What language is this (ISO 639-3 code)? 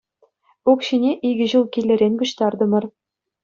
chv